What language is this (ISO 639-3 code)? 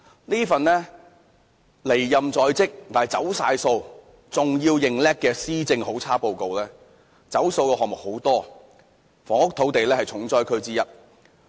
yue